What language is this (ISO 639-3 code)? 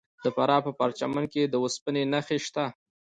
pus